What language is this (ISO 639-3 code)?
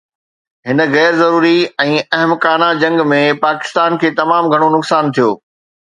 snd